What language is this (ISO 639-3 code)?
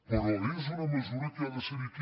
cat